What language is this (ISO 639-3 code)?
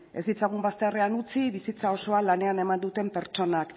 eus